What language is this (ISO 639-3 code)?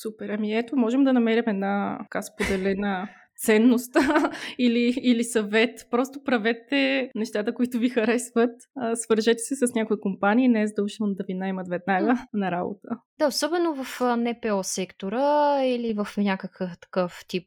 bul